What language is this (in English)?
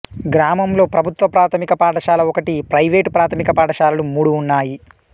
Telugu